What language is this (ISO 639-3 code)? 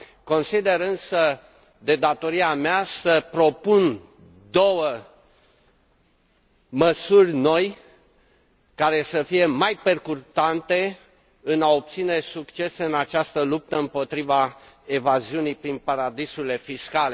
ron